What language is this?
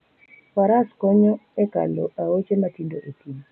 Luo (Kenya and Tanzania)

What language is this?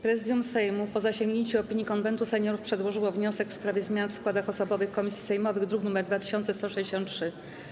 Polish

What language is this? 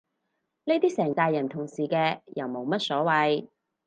Cantonese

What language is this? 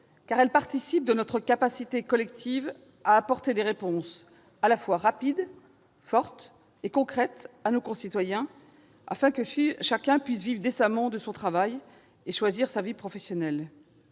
French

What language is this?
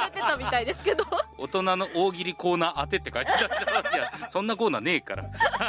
Japanese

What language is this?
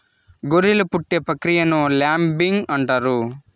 Telugu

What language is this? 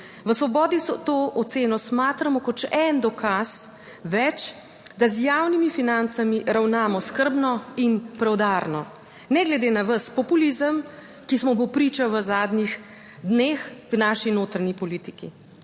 Slovenian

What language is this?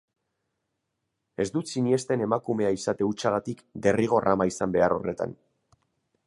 Basque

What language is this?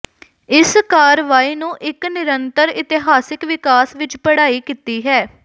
Punjabi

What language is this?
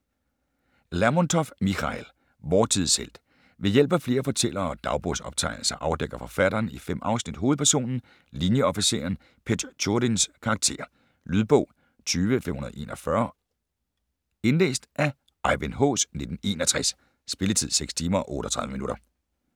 Danish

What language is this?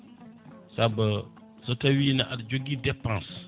Fula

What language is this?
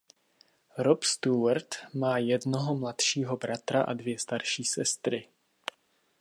Czech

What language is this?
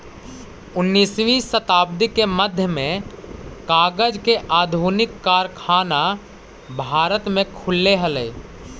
Magahi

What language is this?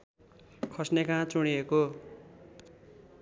Nepali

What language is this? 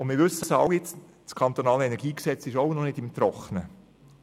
Swiss German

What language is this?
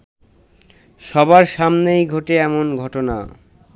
Bangla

